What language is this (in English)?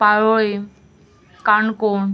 Konkani